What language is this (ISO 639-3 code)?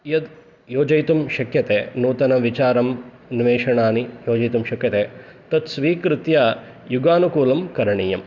san